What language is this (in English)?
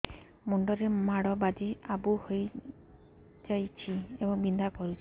Odia